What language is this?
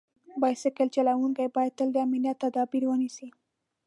Pashto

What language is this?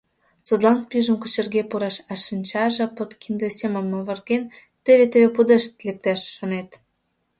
Mari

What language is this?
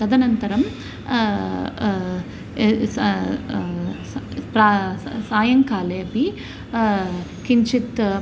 Sanskrit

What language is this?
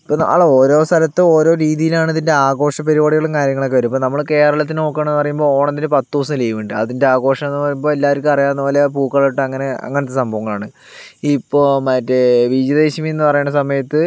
Malayalam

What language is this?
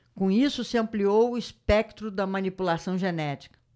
Portuguese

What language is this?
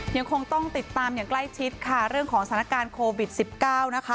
Thai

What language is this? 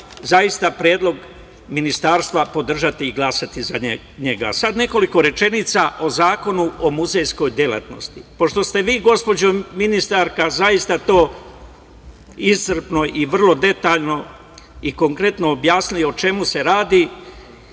Serbian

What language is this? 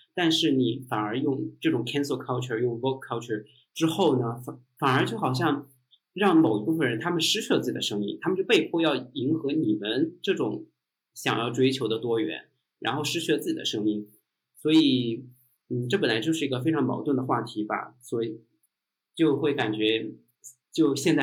Chinese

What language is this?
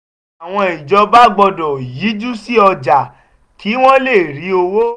Yoruba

